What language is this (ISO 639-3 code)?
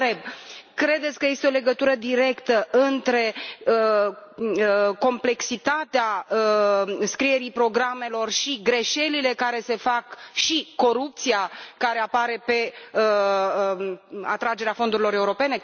ron